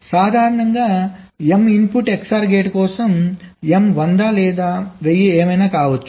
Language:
Telugu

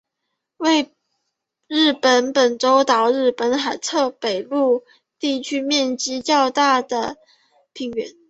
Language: Chinese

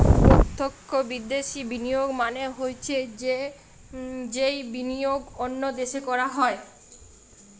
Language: Bangla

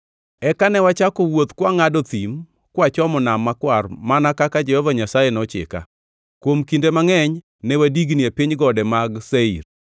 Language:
Luo (Kenya and Tanzania)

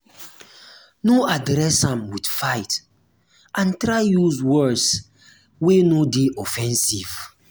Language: Nigerian Pidgin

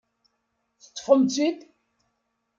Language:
Kabyle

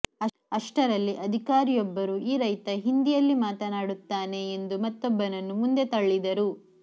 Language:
Kannada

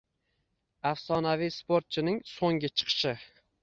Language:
Uzbek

